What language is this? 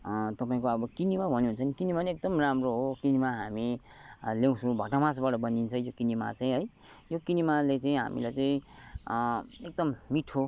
Nepali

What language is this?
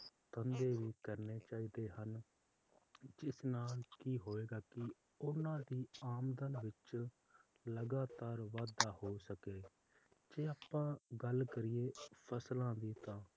Punjabi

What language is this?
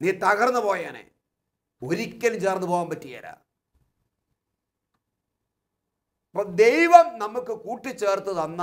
Malayalam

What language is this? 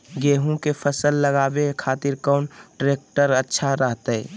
Magahi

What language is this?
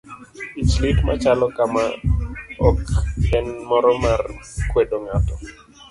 Luo (Kenya and Tanzania)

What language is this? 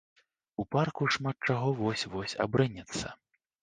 Belarusian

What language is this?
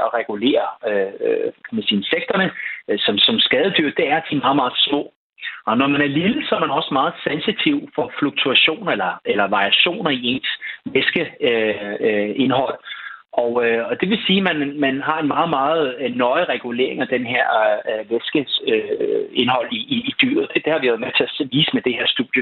Danish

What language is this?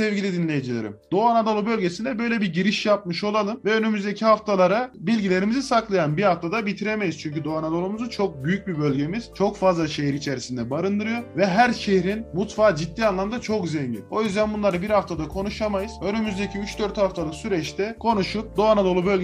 Turkish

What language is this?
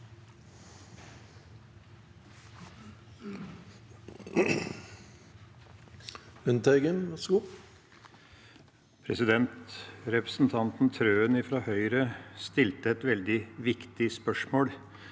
Norwegian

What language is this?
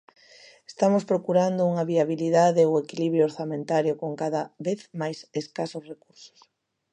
Galician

